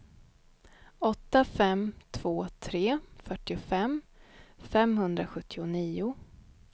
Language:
Swedish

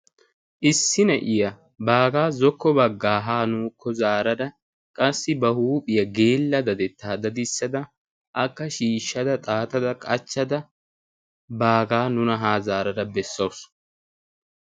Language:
Wolaytta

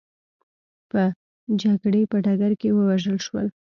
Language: Pashto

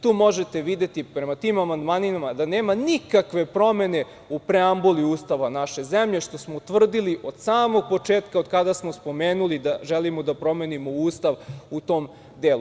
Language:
Serbian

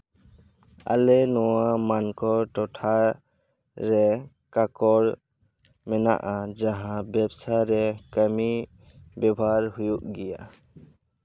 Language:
Santali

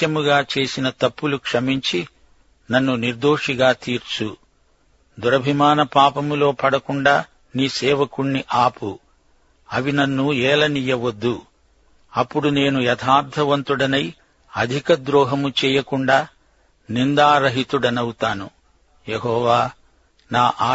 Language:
Telugu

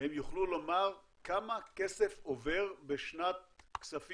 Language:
Hebrew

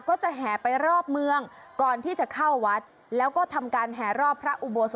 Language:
Thai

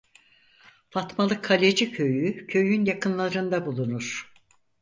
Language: Turkish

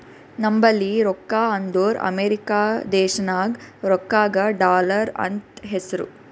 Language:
Kannada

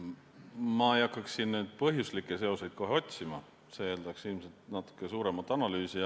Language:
Estonian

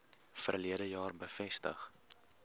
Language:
Afrikaans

